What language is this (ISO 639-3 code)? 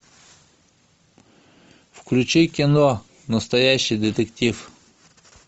rus